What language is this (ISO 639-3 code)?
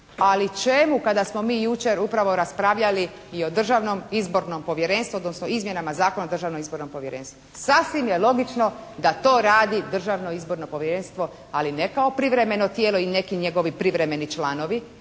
hrv